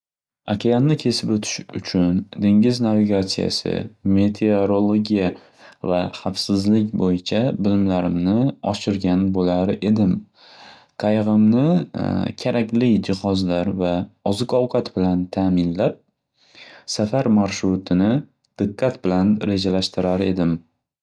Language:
Uzbek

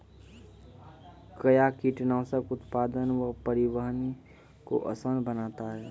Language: Maithili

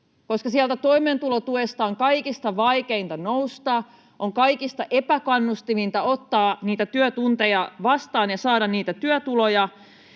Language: Finnish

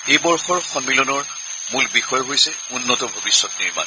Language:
Assamese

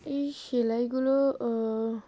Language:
Bangla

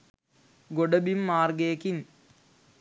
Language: Sinhala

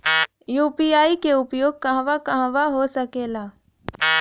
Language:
Bhojpuri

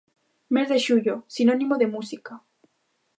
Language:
Galician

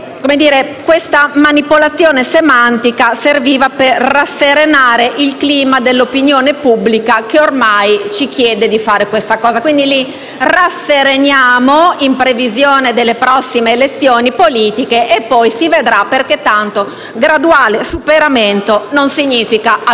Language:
Italian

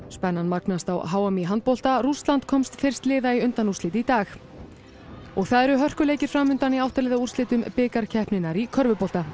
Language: Icelandic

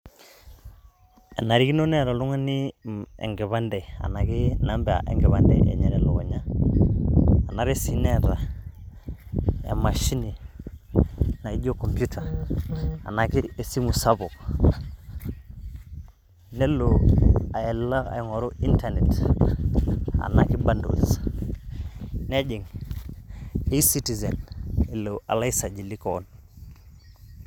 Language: Masai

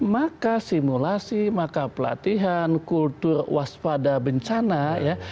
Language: Indonesian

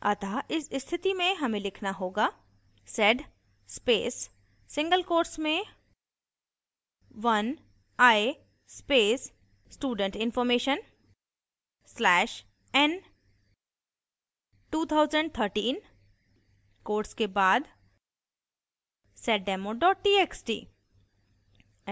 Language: Hindi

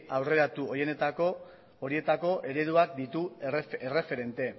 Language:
Basque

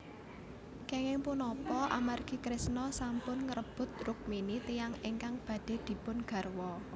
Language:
Javanese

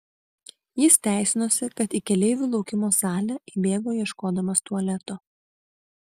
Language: Lithuanian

